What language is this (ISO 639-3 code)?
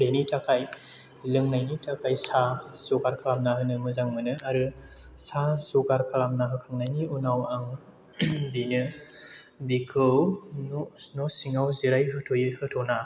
brx